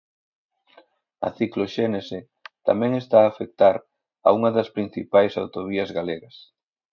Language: Galician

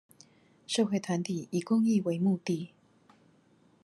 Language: Chinese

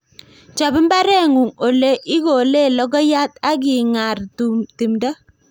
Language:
Kalenjin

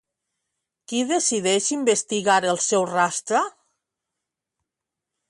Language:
Catalan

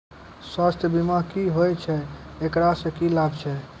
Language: Maithili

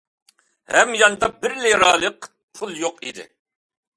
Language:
Uyghur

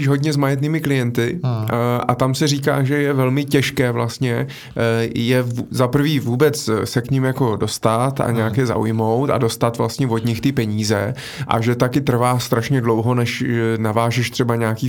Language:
Czech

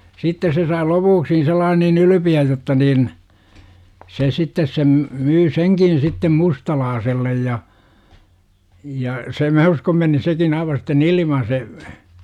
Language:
Finnish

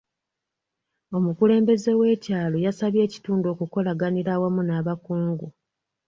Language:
Ganda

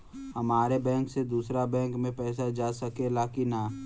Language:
Bhojpuri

